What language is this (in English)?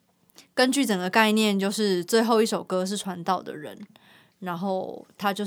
Chinese